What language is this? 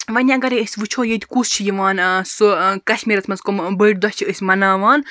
Kashmiri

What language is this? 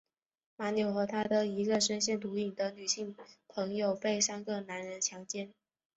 Chinese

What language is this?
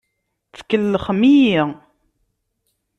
Kabyle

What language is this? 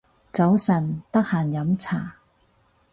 Cantonese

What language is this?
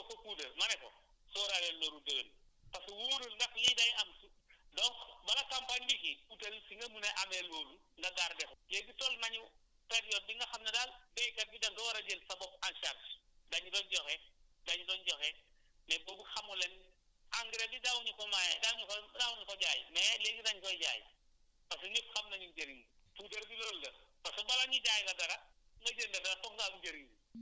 Wolof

